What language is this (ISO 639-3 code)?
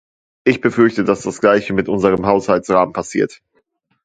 deu